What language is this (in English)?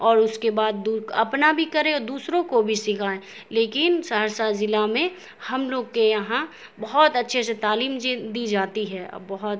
Urdu